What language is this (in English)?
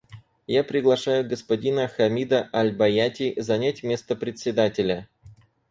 Russian